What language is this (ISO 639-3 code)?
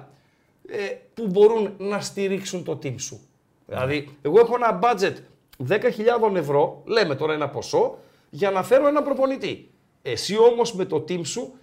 ell